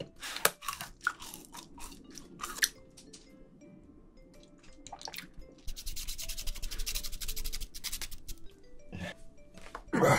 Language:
Korean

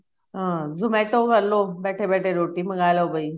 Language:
Punjabi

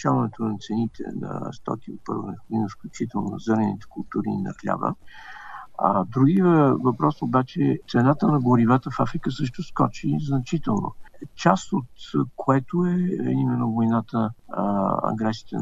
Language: Bulgarian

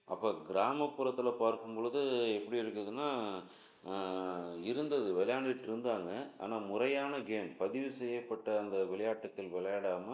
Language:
Tamil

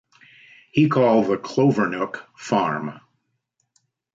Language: English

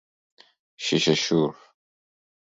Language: Persian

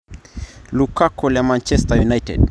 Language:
Masai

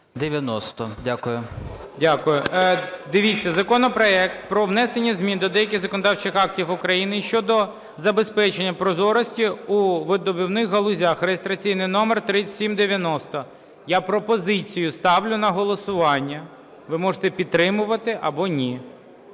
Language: Ukrainian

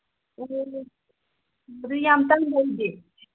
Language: Manipuri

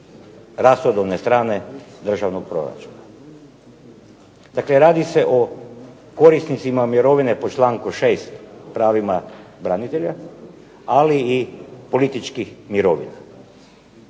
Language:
Croatian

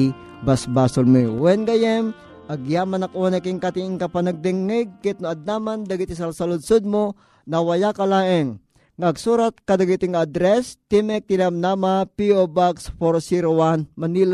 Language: Filipino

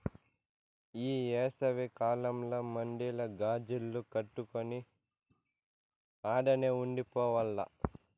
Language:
Telugu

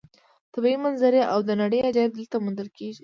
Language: Pashto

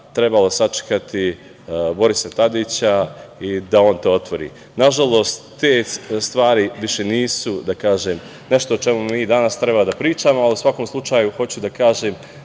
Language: Serbian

